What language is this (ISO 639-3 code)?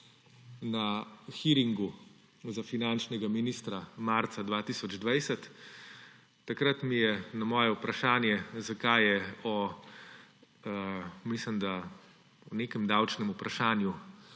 slv